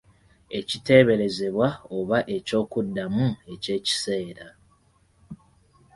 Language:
Ganda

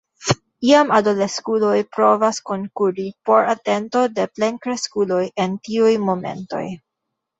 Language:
Esperanto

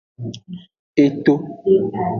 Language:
Aja (Benin)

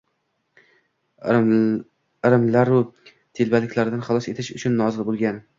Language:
Uzbek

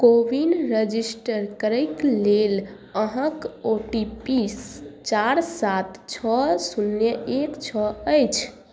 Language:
Maithili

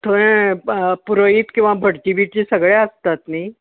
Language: Konkani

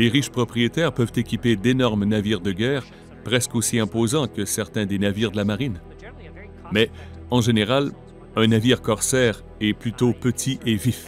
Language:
French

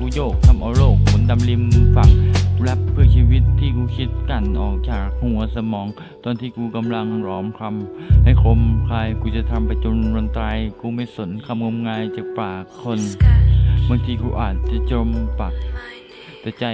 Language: Thai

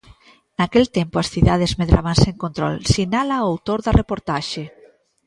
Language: Galician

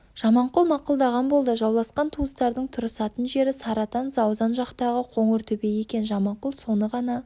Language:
Kazakh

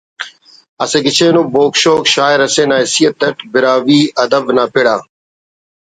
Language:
Brahui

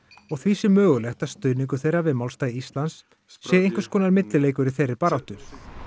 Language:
Icelandic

